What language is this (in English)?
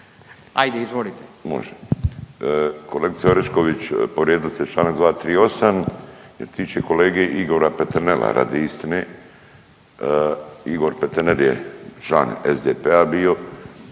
Croatian